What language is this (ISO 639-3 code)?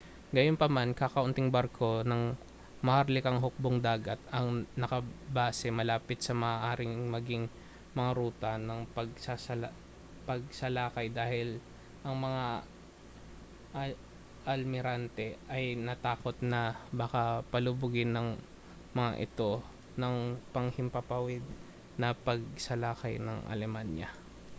fil